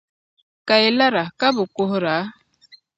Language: Dagbani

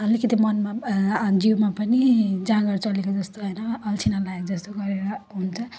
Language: Nepali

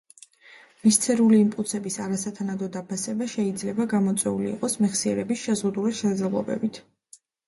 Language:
Georgian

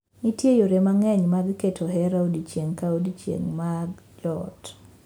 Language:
Luo (Kenya and Tanzania)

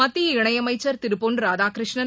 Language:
Tamil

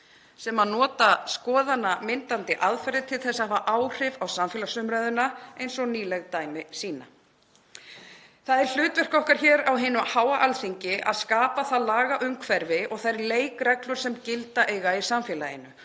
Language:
Icelandic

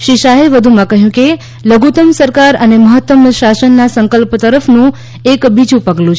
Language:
Gujarati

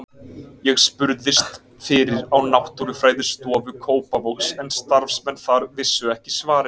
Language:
Icelandic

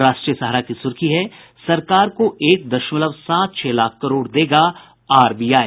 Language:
Hindi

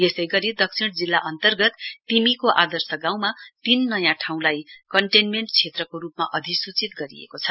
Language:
Nepali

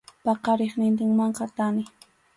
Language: Arequipa-La Unión Quechua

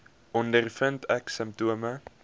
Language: Afrikaans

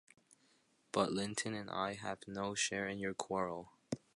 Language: English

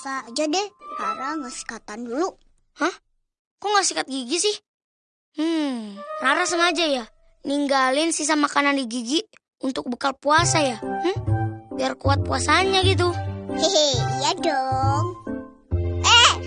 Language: Indonesian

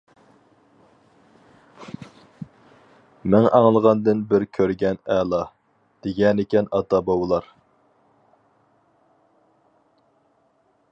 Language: Uyghur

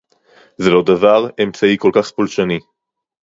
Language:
Hebrew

